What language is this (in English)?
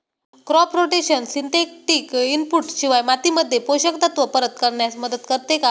Marathi